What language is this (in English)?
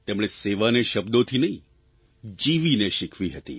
Gujarati